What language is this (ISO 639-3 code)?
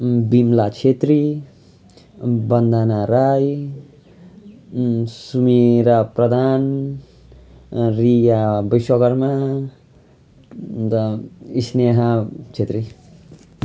nep